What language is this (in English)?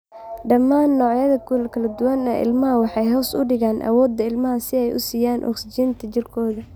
Somali